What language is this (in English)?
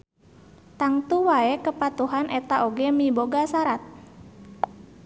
Sundanese